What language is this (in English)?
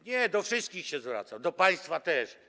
Polish